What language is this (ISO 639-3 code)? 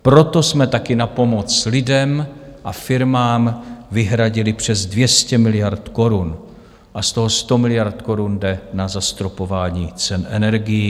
ces